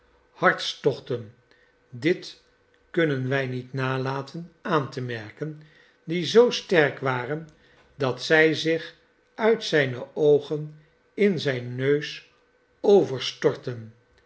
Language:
Dutch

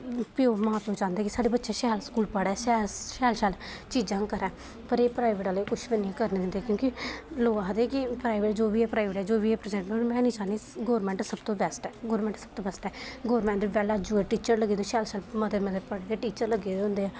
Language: Dogri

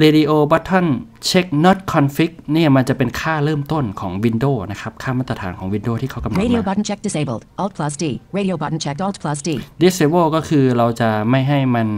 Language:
Thai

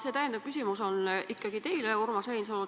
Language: Estonian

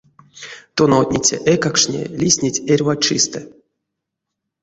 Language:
Erzya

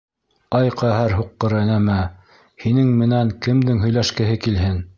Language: Bashkir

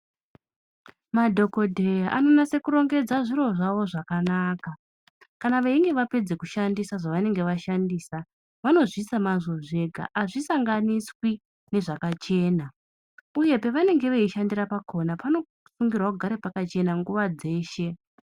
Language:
Ndau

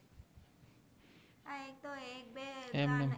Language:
Gujarati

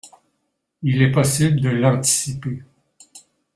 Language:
French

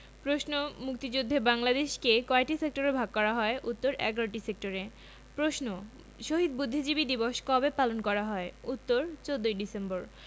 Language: Bangla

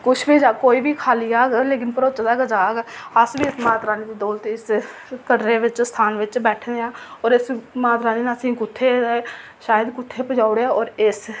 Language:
Dogri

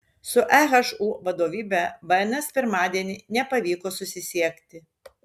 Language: Lithuanian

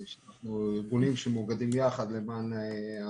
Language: Hebrew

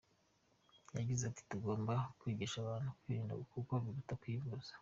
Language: Kinyarwanda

